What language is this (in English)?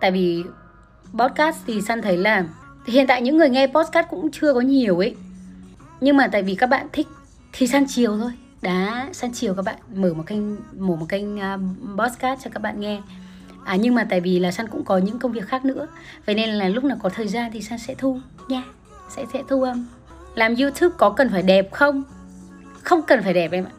Vietnamese